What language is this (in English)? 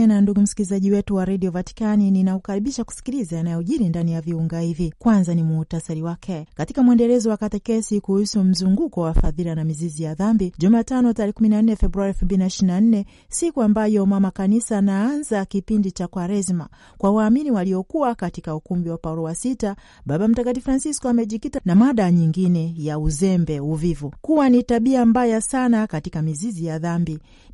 Swahili